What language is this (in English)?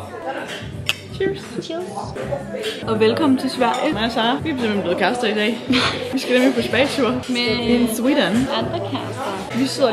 Danish